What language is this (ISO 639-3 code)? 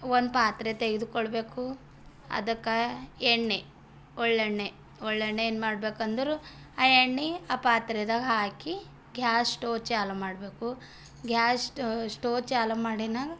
kan